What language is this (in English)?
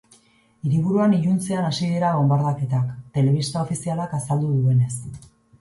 Basque